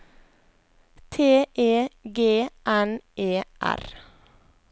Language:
Norwegian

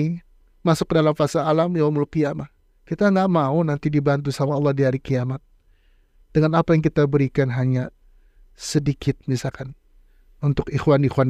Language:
Indonesian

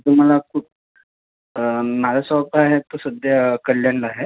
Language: Marathi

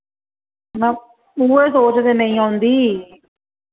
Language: Dogri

